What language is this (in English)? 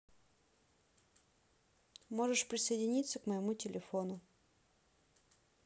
Russian